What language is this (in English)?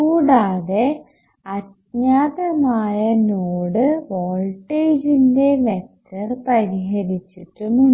Malayalam